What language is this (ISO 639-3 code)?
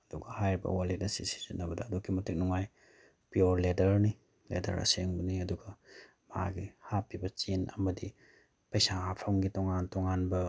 mni